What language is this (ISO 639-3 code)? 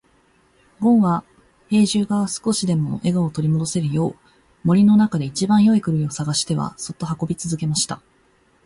jpn